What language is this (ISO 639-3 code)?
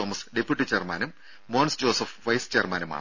mal